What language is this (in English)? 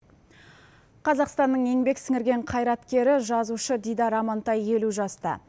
Kazakh